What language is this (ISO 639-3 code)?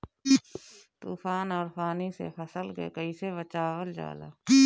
bho